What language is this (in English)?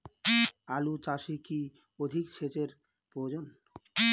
Bangla